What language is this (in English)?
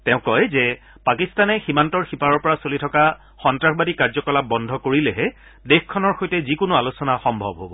Assamese